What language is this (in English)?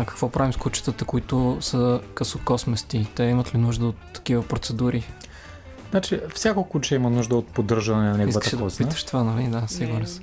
Bulgarian